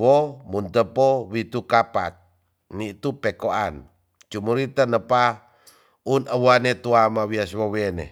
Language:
Tonsea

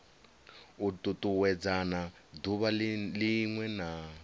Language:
Venda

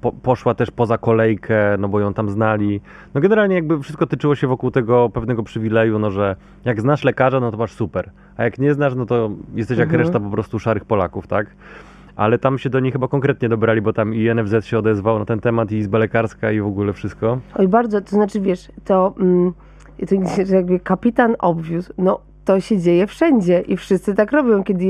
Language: Polish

